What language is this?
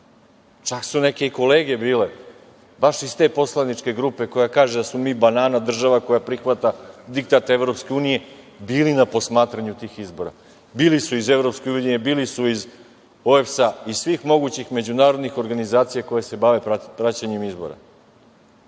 Serbian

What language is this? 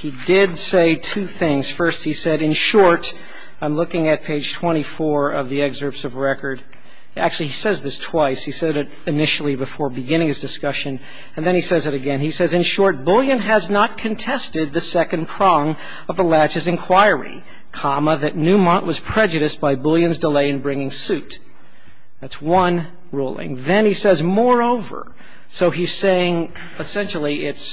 English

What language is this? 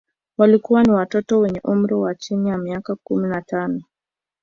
Swahili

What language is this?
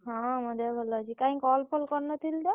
Odia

